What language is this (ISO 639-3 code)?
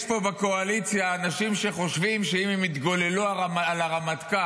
heb